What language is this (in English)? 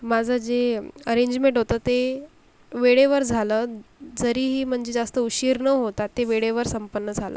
Marathi